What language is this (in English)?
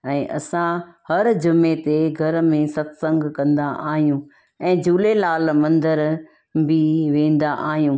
Sindhi